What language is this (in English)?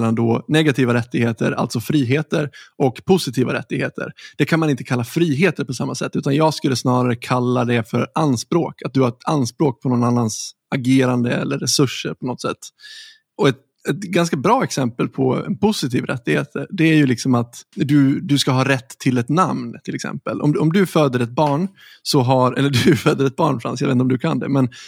Swedish